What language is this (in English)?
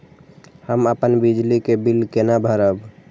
Maithili